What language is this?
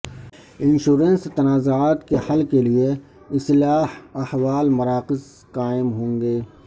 Urdu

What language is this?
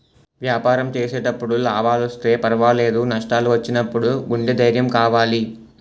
Telugu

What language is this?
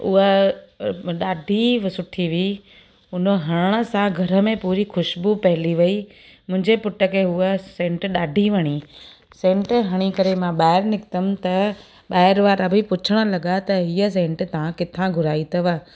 Sindhi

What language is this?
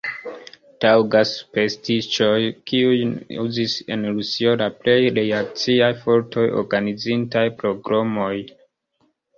Esperanto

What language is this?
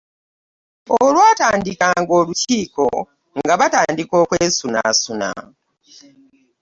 Ganda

